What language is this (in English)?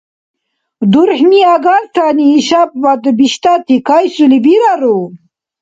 Dargwa